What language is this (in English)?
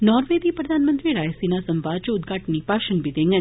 Dogri